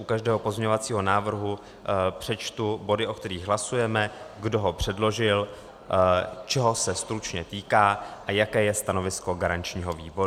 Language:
Czech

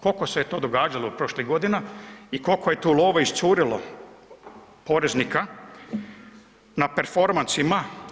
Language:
Croatian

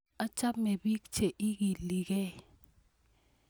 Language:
Kalenjin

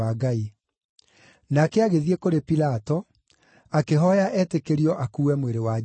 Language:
Kikuyu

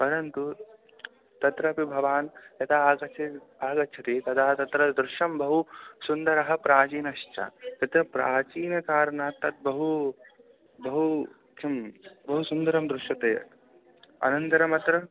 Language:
Sanskrit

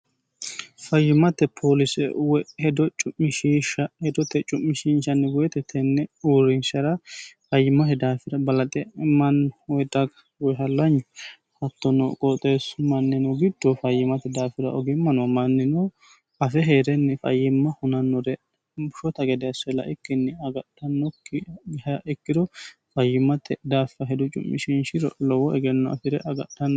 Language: Sidamo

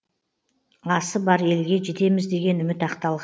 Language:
Kazakh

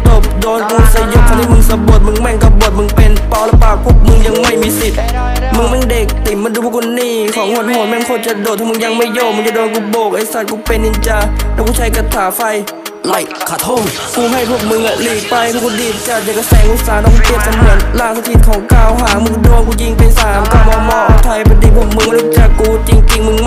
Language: Thai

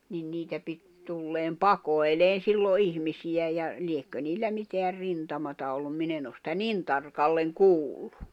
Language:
Finnish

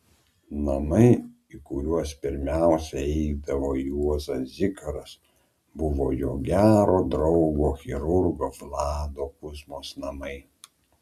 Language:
Lithuanian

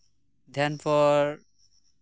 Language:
Santali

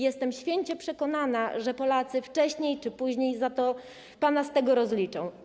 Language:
Polish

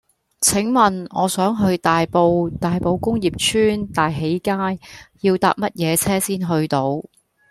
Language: Cantonese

